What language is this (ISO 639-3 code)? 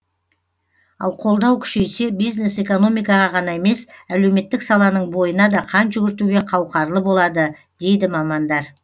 kaz